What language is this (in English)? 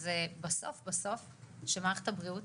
Hebrew